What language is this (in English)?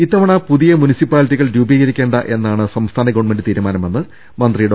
Malayalam